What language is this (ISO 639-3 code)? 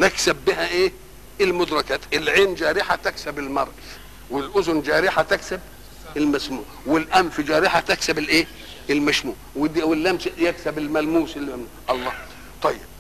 ara